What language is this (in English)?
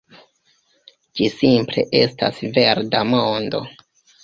Esperanto